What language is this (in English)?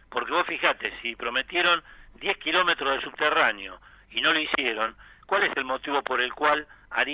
Spanish